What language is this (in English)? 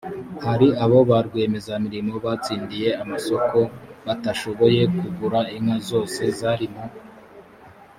Kinyarwanda